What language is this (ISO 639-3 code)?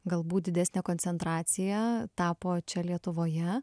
lit